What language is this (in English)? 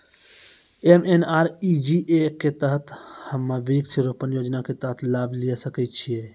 Maithili